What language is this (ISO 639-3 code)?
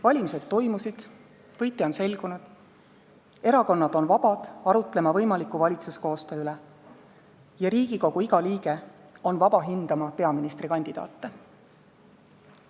est